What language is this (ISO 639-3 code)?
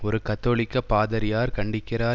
tam